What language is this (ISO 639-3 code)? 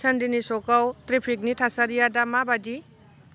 brx